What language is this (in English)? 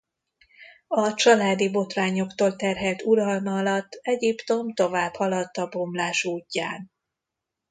Hungarian